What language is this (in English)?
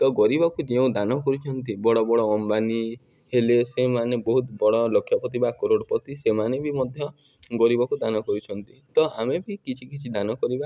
Odia